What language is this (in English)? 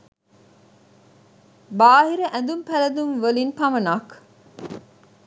Sinhala